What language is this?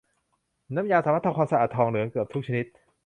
Thai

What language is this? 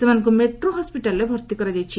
Odia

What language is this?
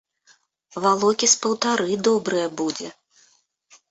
Belarusian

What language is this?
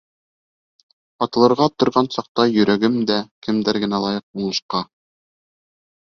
Bashkir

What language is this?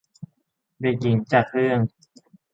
Thai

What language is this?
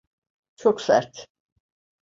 Turkish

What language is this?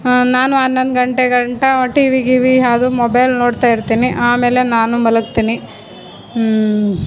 Kannada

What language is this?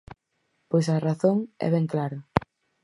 Galician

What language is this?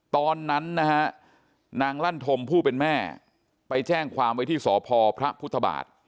Thai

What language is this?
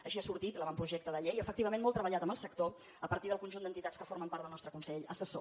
Catalan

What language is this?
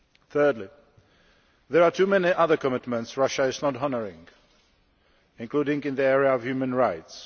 English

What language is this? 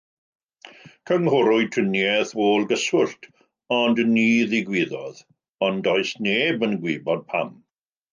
Welsh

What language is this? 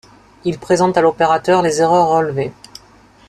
French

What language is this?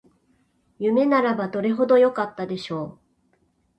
Japanese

